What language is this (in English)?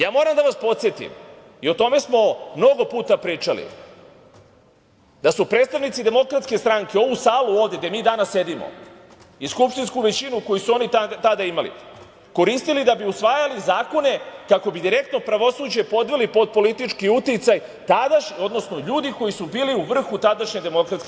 Serbian